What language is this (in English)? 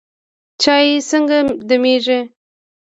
Pashto